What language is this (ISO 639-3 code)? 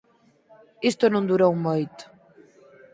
glg